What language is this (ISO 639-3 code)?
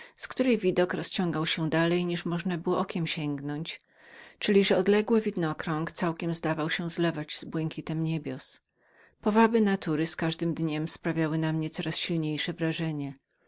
pol